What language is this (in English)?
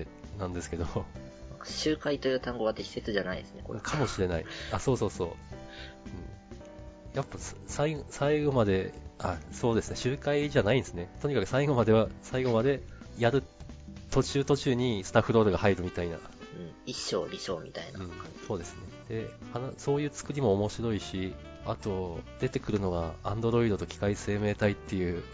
Japanese